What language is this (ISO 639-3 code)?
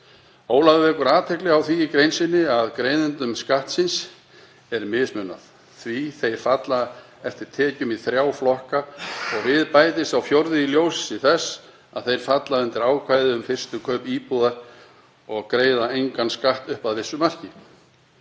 isl